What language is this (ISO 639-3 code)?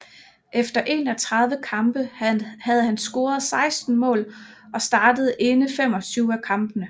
dan